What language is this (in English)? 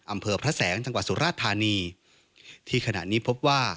Thai